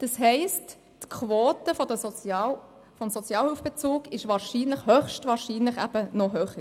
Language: Swiss German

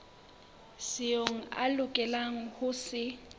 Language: Southern Sotho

